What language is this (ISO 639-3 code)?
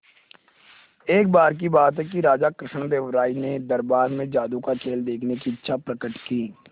hin